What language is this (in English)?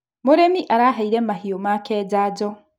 Kikuyu